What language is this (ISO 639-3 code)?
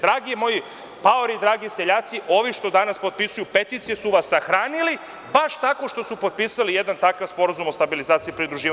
srp